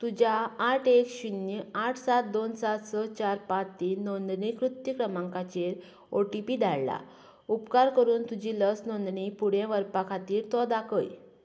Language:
Konkani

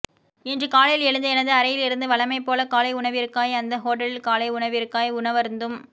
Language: Tamil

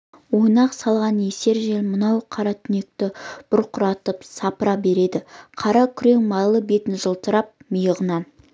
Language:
Kazakh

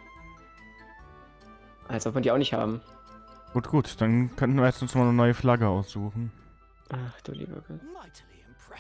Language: German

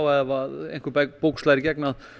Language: Icelandic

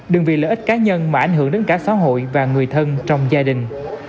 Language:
Vietnamese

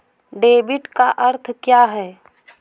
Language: Hindi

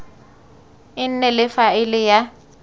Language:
Tswana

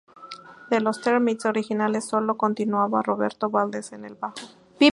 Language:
Spanish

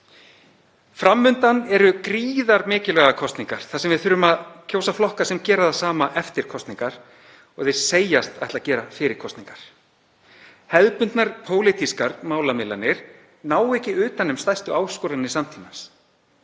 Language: Icelandic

